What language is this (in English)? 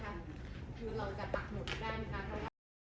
Thai